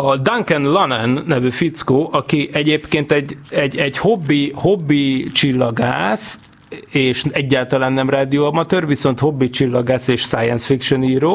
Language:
Hungarian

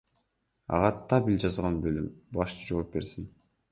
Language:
Kyrgyz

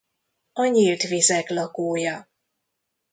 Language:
Hungarian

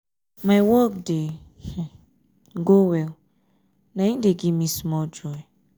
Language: Nigerian Pidgin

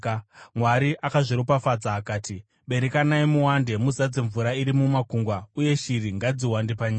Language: Shona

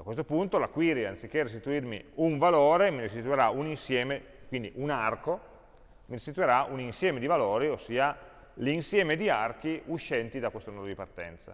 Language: Italian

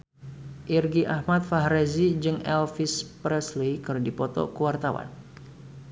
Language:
Sundanese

